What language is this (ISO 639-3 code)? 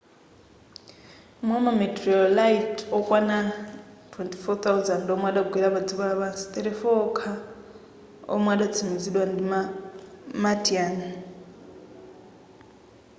nya